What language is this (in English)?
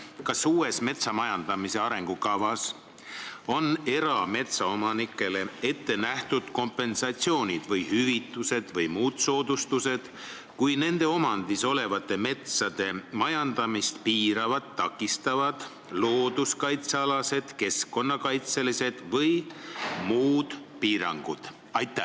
Estonian